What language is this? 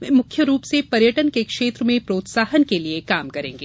Hindi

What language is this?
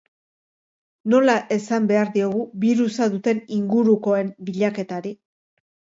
Basque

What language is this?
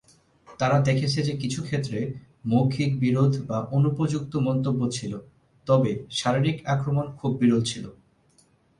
Bangla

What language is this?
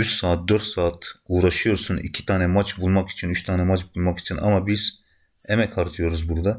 Turkish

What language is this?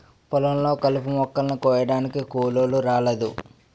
Telugu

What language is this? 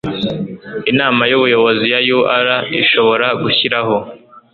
Kinyarwanda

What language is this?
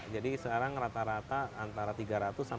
Indonesian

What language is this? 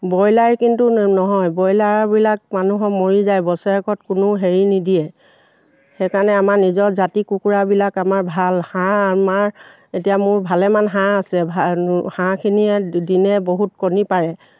Assamese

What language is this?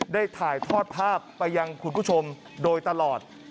Thai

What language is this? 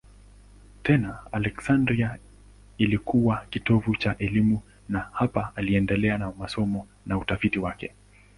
Swahili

